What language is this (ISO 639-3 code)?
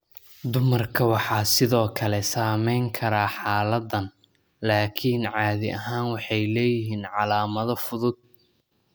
som